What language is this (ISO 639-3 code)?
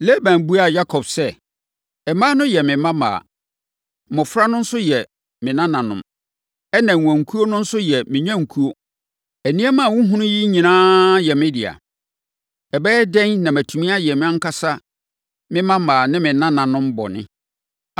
aka